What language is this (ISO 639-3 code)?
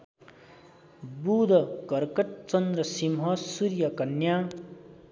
nep